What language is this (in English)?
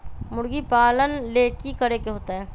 Magahi